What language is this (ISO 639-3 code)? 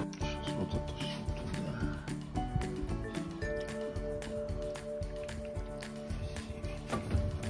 rus